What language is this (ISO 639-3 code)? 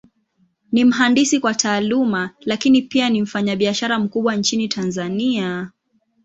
swa